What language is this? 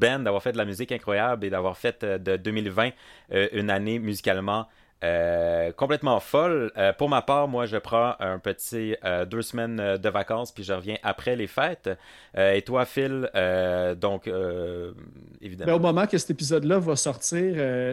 French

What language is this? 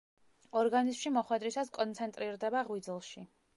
Georgian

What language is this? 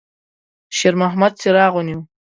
Pashto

